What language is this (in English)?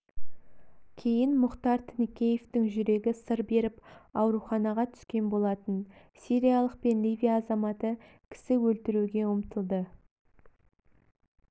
Kazakh